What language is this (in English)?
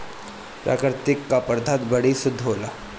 Bhojpuri